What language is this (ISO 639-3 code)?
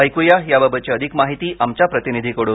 mar